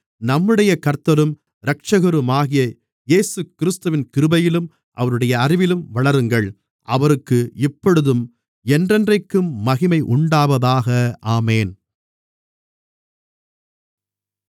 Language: Tamil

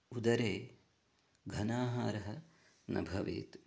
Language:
Sanskrit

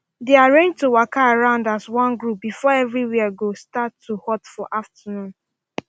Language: Nigerian Pidgin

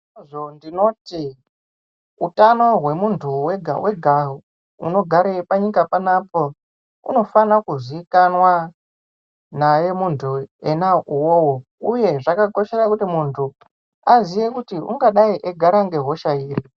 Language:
Ndau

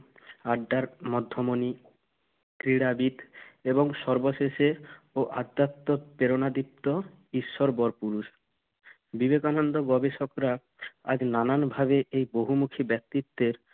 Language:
Bangla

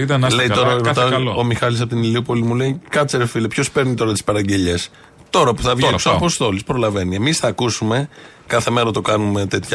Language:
Greek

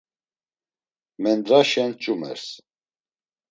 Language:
Laz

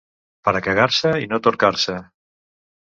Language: Catalan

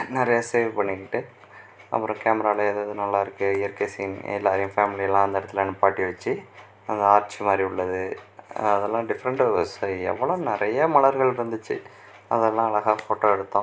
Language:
Tamil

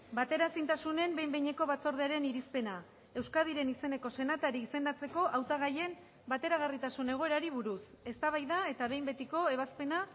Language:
Basque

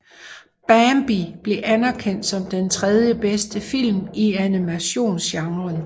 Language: Danish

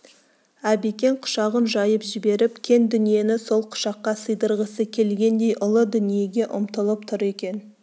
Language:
Kazakh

